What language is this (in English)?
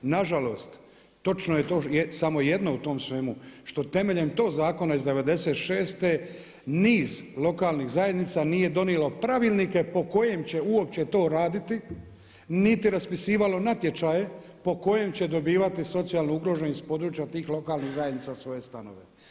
Croatian